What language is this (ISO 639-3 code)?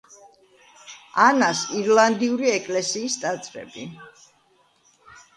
kat